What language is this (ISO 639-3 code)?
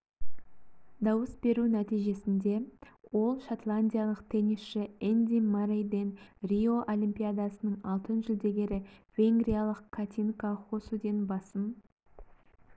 kaz